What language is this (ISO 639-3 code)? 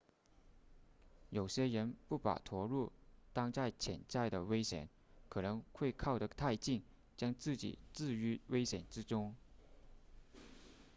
zho